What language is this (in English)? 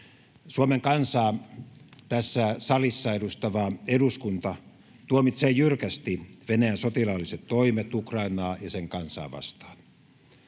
Finnish